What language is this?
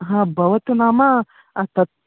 Sanskrit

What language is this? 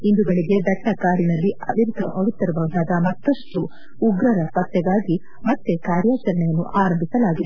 Kannada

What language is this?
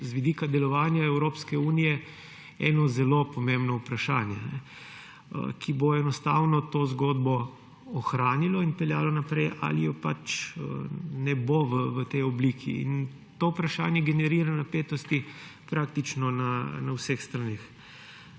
Slovenian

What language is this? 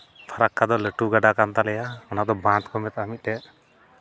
Santali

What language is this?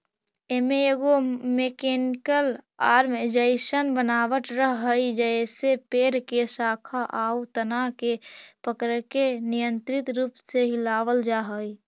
Magahi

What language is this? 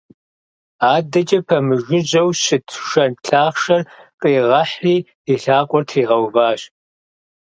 Kabardian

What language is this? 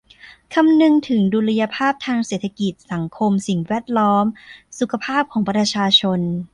Thai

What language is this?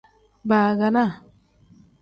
Tem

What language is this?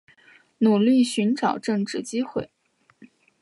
Chinese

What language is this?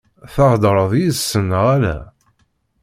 Kabyle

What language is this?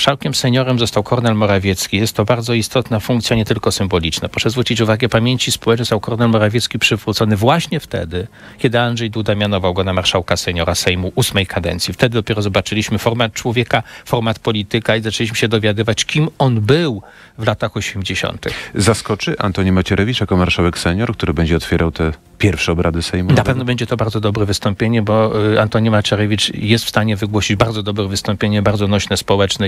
Polish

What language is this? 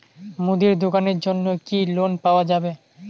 Bangla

